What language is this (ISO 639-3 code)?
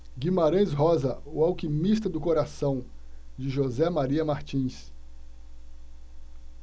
por